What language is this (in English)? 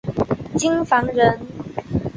Chinese